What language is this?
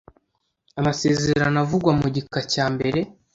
Kinyarwanda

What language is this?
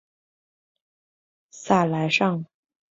Chinese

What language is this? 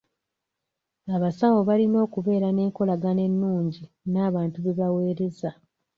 Ganda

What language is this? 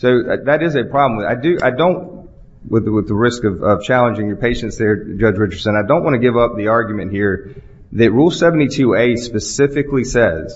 English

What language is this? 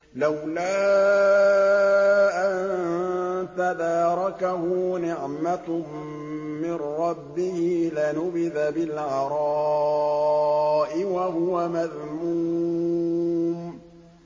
Arabic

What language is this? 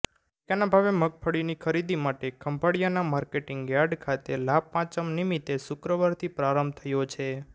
Gujarati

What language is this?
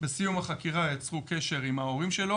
Hebrew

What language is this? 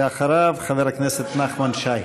Hebrew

